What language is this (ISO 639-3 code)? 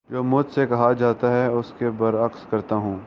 urd